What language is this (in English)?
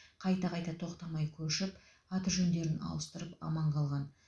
Kazakh